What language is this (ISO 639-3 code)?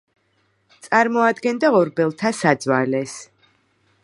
kat